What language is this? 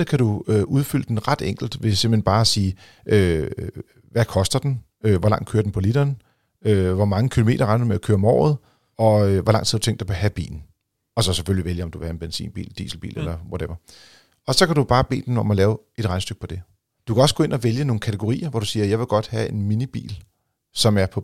Danish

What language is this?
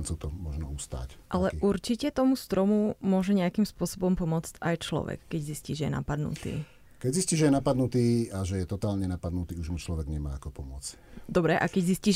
Slovak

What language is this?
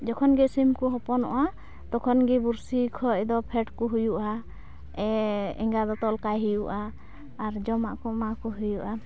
Santali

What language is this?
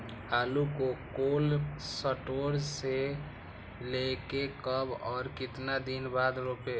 Magahi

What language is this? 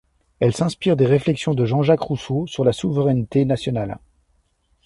French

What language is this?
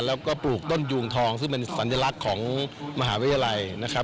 Thai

